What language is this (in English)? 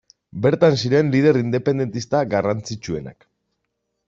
Basque